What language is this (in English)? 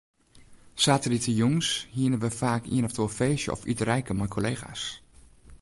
Western Frisian